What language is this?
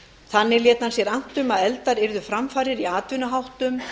Icelandic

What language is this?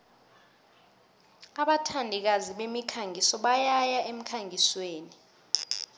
South Ndebele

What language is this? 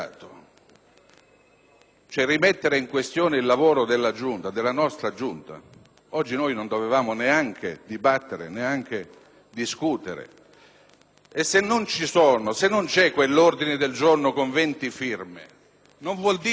Italian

